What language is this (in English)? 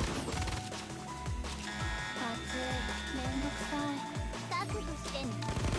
Japanese